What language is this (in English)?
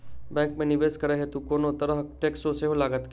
Maithili